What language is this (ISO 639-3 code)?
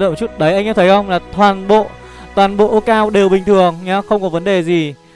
vie